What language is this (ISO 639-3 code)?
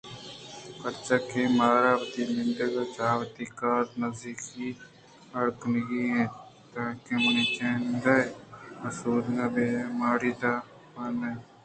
bgp